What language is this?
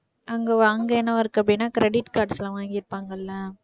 Tamil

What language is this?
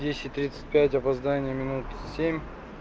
Russian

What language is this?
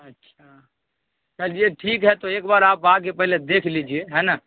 Urdu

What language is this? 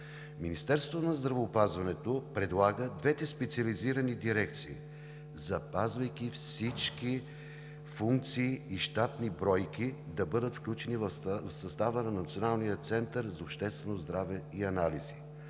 Bulgarian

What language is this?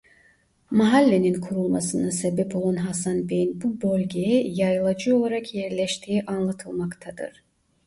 Turkish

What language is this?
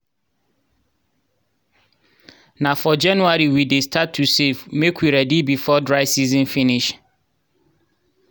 Nigerian Pidgin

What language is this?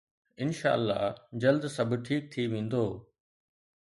Sindhi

